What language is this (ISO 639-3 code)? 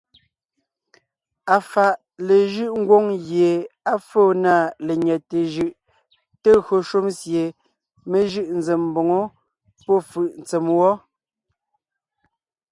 nnh